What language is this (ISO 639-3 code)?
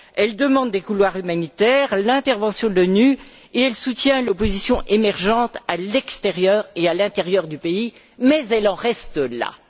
fra